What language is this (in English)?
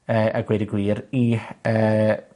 Welsh